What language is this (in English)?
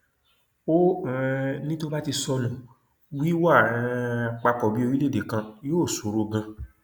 Yoruba